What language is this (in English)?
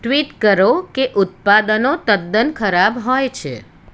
Gujarati